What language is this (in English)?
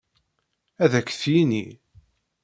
Kabyle